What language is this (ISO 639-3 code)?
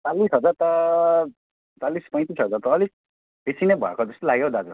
nep